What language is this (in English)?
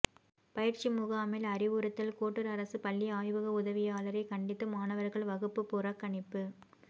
Tamil